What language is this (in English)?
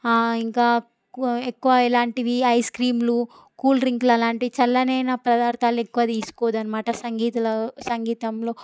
Telugu